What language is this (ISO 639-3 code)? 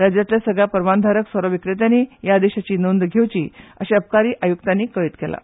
kok